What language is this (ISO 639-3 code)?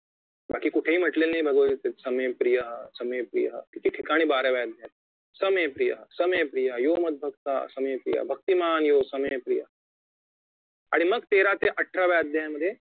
mar